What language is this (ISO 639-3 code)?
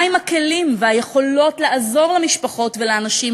heb